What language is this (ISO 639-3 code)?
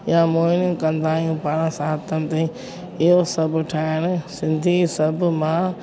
snd